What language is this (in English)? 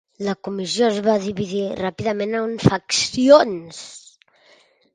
Catalan